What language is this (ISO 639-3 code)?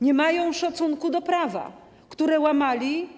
pol